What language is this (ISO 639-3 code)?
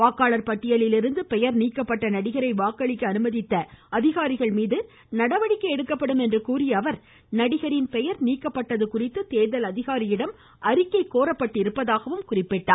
tam